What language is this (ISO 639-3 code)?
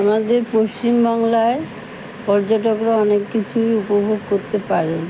ben